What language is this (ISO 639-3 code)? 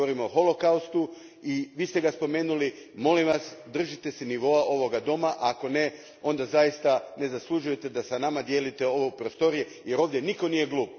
hrv